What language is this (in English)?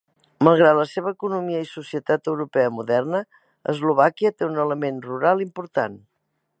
Catalan